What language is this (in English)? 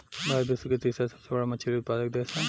Bhojpuri